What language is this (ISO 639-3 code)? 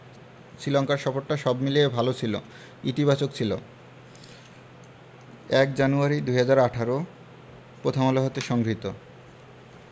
ben